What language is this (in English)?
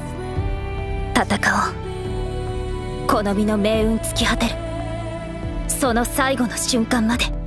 Japanese